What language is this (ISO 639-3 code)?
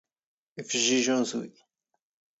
zgh